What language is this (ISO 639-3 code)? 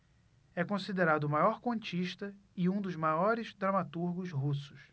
por